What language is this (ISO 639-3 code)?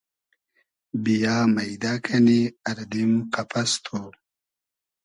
haz